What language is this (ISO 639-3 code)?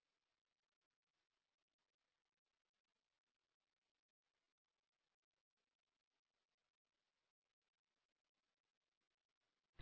tam